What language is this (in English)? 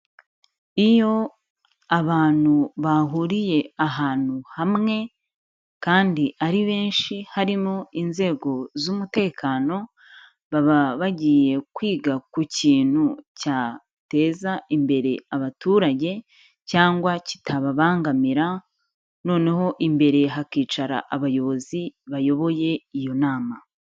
Kinyarwanda